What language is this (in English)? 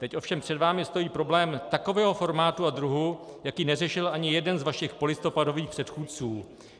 Czech